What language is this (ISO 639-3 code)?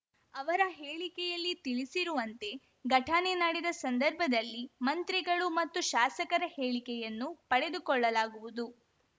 kan